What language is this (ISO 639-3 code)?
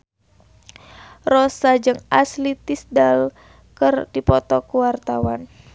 sun